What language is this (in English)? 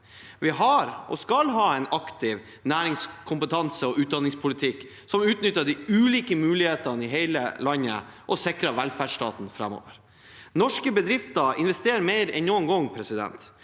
Norwegian